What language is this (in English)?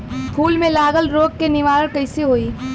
Bhojpuri